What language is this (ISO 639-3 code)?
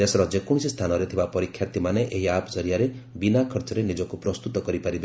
ori